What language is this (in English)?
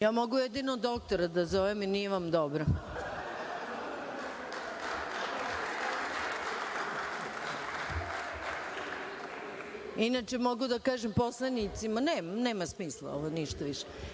Serbian